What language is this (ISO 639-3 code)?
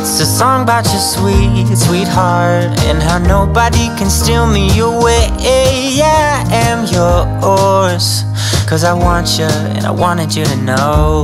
eng